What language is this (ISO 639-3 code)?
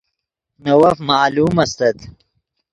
ydg